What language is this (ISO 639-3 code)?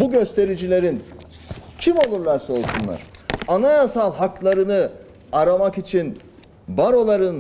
tur